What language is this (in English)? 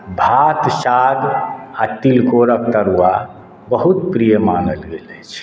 Maithili